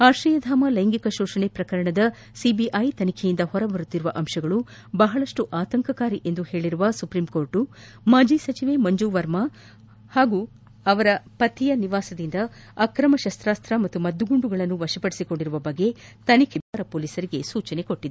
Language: Kannada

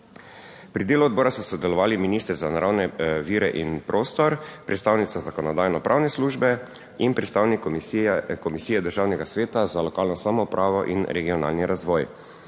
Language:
Slovenian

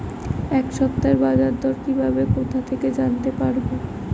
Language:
Bangla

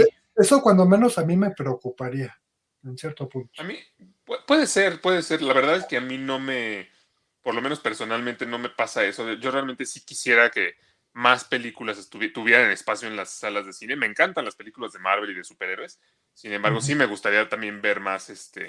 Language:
Spanish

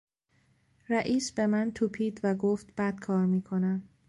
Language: Persian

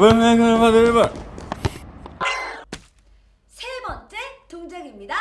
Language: Korean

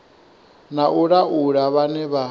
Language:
Venda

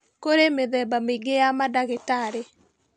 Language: Kikuyu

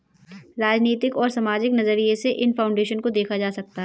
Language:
Hindi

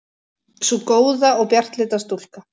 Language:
Icelandic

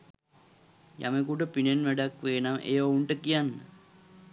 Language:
Sinhala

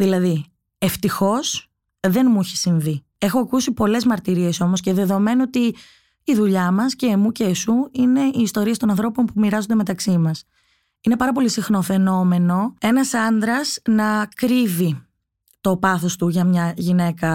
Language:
Greek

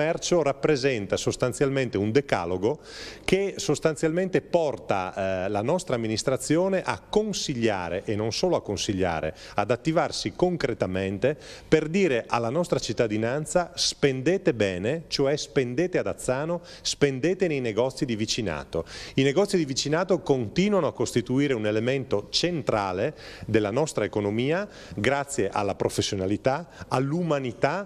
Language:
Italian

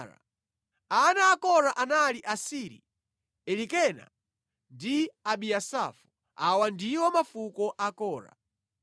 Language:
Nyanja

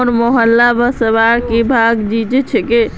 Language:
Magahi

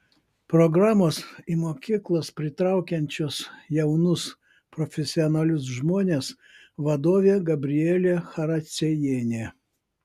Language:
Lithuanian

